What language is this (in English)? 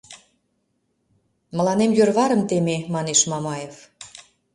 Mari